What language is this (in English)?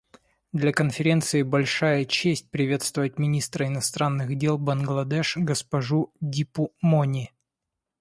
Russian